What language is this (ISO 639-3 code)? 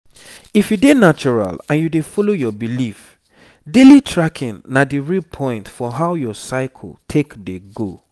pcm